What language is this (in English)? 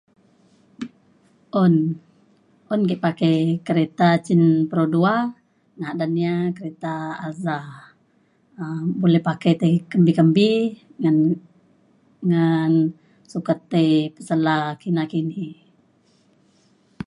Mainstream Kenyah